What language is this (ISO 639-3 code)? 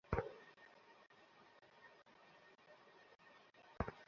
ben